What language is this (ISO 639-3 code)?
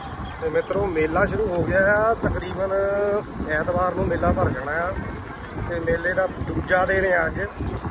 pan